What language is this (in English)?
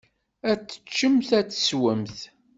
Kabyle